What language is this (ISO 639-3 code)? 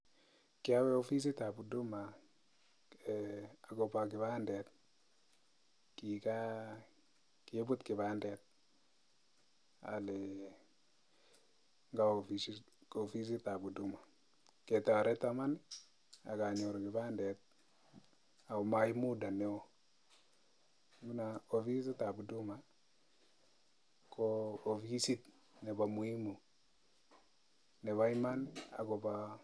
kln